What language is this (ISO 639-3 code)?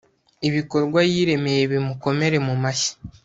kin